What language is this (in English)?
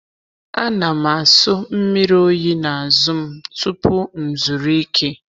Igbo